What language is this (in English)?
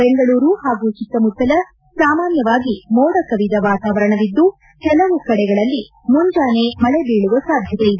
Kannada